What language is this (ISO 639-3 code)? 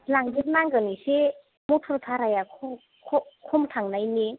brx